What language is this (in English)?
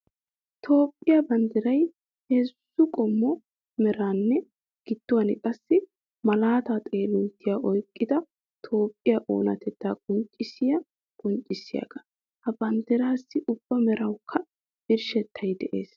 Wolaytta